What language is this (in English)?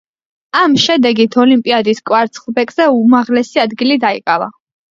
Georgian